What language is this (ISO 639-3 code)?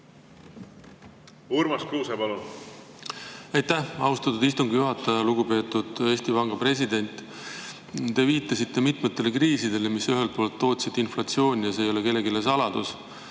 est